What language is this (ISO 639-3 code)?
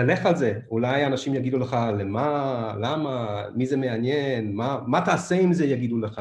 heb